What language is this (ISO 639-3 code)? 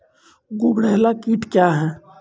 mai